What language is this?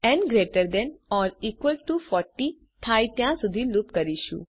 Gujarati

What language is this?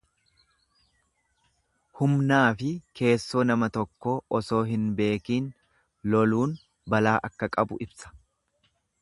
Oromo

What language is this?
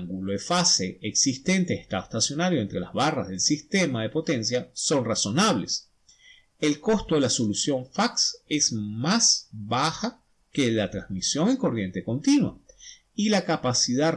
Spanish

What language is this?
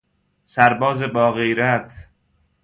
Persian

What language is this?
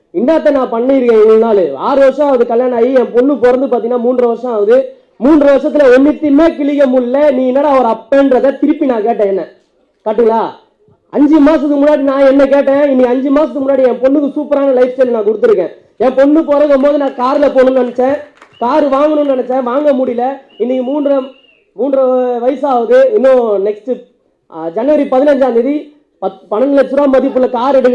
Tamil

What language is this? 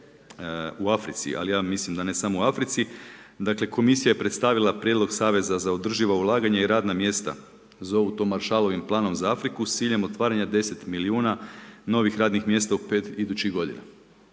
Croatian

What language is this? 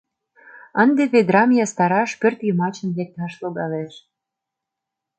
Mari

